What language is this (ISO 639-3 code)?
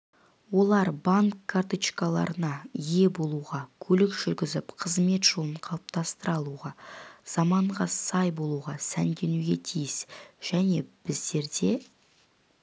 kaz